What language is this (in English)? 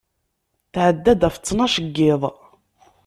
Kabyle